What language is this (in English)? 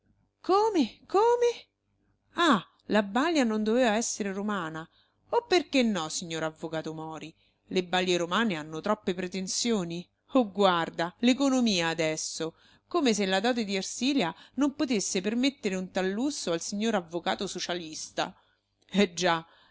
Italian